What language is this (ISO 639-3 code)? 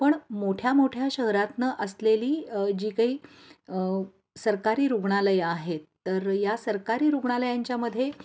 mar